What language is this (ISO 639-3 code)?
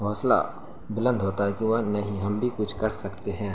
urd